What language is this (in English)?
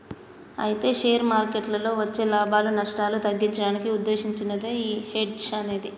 Telugu